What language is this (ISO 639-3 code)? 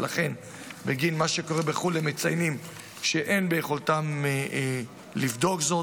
heb